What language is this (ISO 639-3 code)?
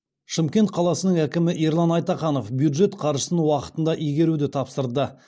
kaz